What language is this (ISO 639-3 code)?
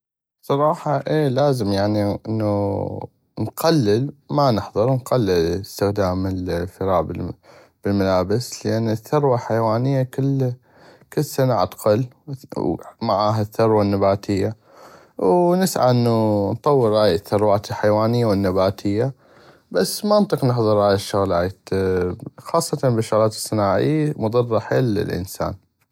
ayp